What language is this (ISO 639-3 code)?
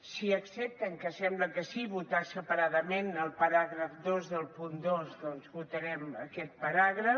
cat